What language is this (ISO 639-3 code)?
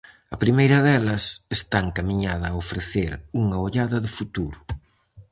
glg